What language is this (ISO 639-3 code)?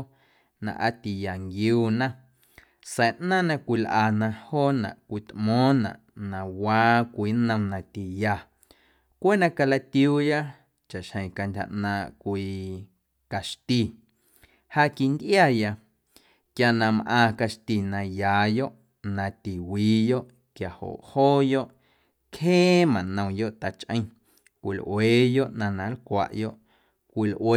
amu